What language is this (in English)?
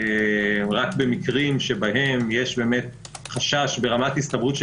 Hebrew